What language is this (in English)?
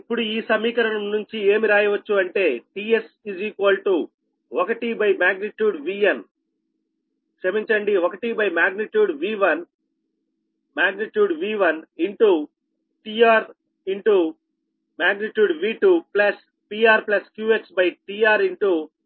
Telugu